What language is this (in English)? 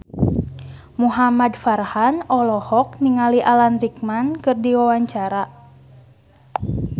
Sundanese